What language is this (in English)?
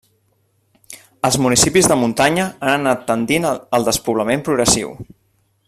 Catalan